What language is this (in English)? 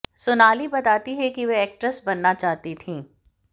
Hindi